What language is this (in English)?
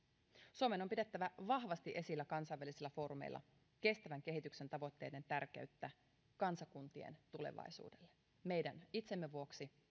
Finnish